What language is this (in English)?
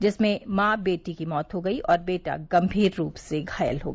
Hindi